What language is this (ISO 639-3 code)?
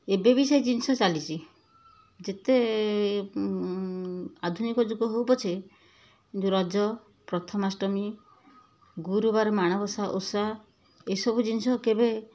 ori